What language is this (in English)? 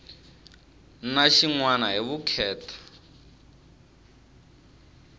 Tsonga